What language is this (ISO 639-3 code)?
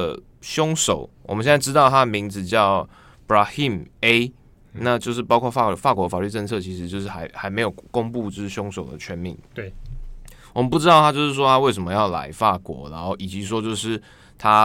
zho